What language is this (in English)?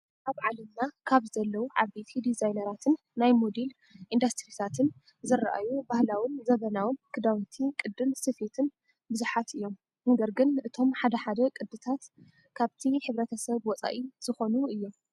Tigrinya